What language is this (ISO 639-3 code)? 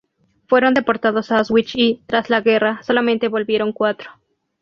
spa